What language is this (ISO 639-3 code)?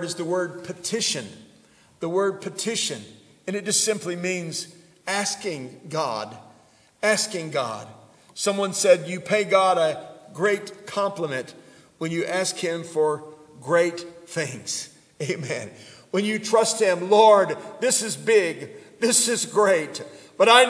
eng